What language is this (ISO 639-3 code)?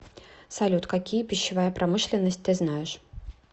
rus